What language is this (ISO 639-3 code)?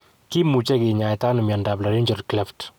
kln